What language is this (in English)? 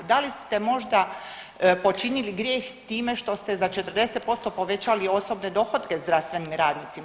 Croatian